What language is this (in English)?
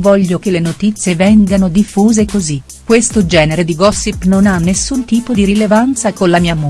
Italian